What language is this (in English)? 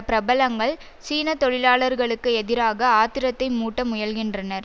Tamil